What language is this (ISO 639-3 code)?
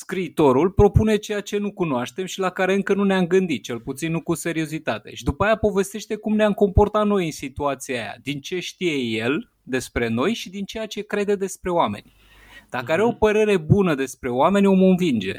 ron